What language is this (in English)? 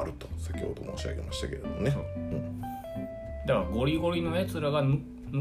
Japanese